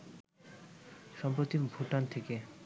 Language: Bangla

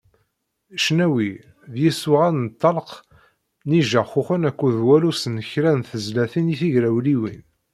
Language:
Kabyle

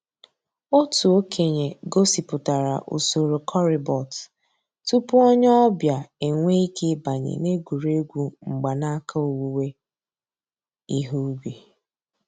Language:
Igbo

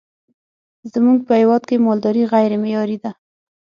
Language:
Pashto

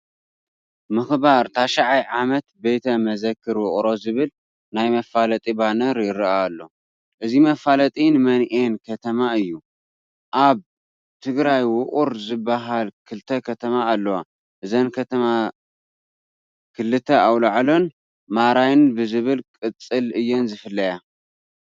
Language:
Tigrinya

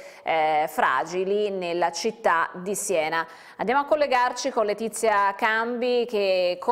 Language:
Italian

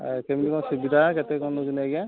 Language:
Odia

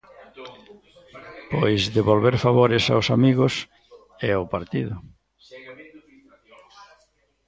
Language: Galician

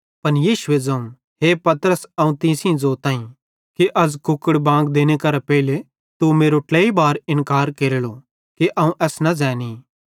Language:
Bhadrawahi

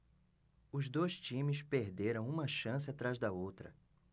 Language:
Portuguese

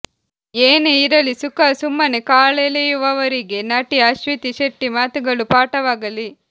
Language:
Kannada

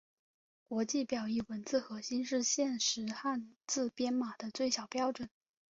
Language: Chinese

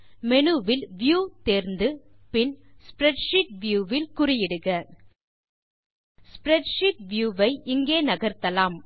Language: Tamil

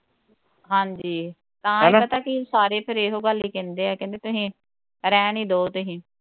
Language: Punjabi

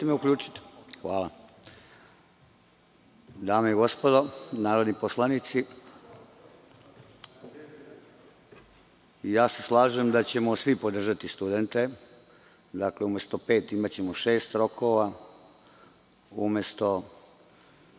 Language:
Serbian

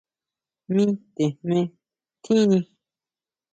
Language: Huautla Mazatec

